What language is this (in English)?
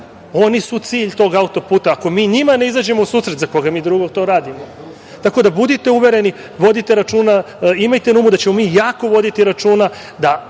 Serbian